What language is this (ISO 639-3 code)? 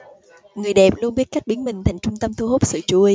vie